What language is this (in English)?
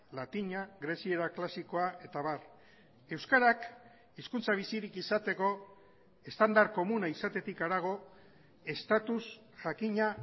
Basque